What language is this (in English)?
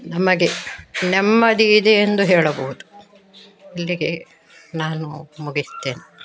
Kannada